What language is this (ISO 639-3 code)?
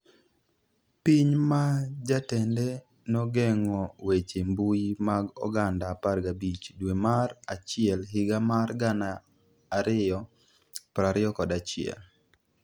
luo